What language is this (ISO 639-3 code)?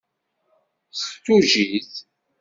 kab